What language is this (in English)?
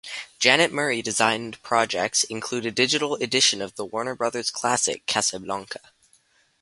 English